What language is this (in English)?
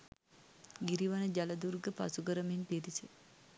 Sinhala